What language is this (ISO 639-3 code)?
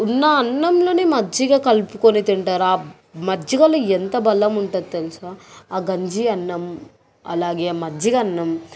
tel